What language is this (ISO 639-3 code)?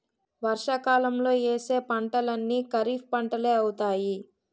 tel